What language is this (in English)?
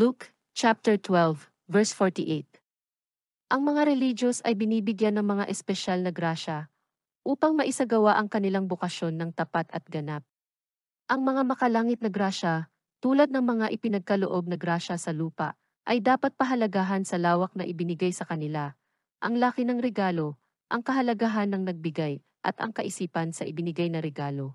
Filipino